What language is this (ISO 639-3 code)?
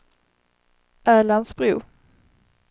swe